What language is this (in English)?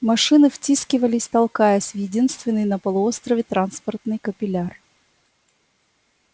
Russian